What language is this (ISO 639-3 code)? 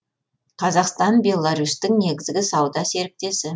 kaz